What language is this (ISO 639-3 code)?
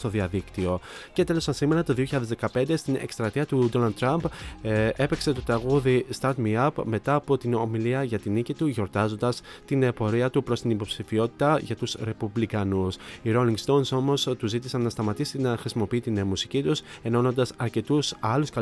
ell